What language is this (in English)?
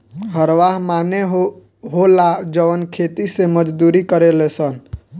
Bhojpuri